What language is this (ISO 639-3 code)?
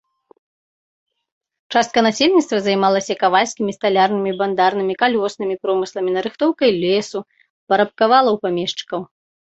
bel